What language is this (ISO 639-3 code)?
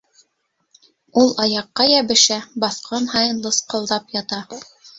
bak